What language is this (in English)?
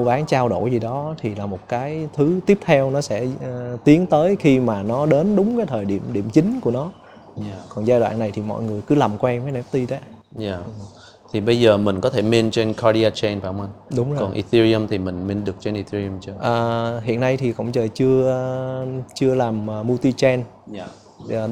Vietnamese